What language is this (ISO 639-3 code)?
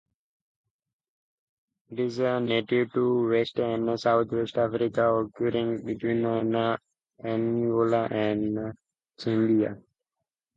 eng